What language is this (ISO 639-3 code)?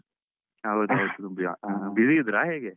kan